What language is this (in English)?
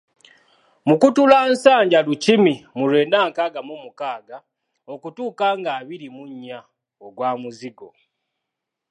Ganda